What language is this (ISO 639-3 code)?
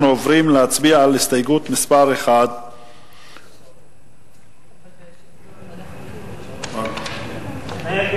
heb